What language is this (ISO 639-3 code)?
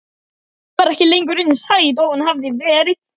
isl